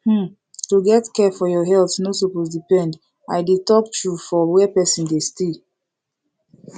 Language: Nigerian Pidgin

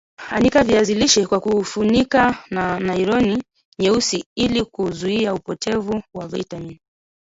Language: Swahili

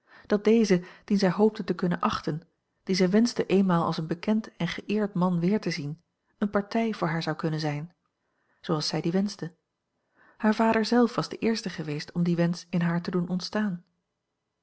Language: Dutch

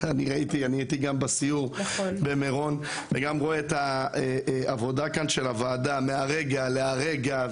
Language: Hebrew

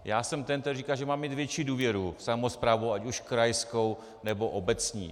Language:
Czech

